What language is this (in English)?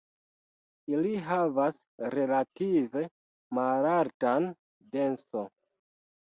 Esperanto